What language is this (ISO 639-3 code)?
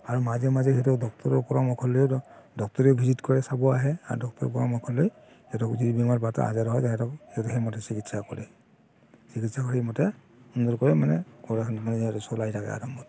asm